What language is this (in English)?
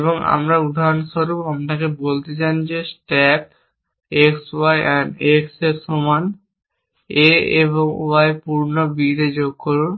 Bangla